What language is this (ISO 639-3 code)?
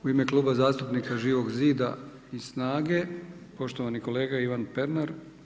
hrv